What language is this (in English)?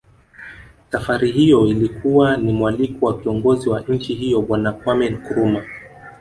Swahili